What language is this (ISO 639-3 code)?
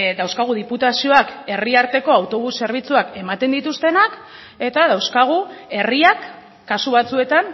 eus